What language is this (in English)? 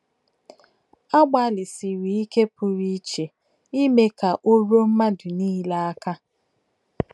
Igbo